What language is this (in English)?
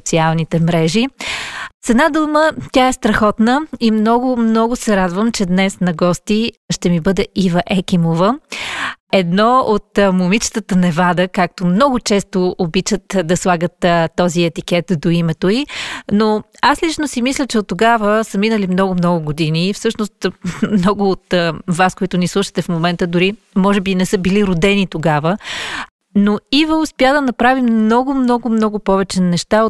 Bulgarian